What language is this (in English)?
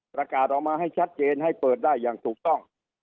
Thai